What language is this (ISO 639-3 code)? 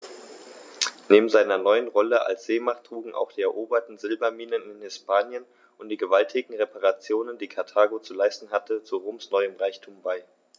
deu